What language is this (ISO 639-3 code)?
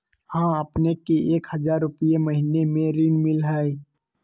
mag